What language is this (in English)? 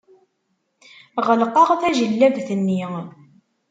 Kabyle